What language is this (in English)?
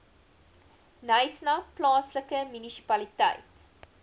Afrikaans